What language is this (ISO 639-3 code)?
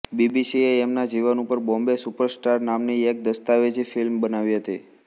guj